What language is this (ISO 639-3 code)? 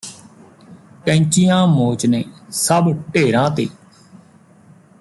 pan